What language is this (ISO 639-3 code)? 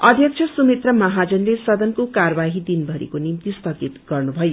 nep